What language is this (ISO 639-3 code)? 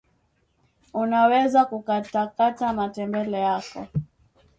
swa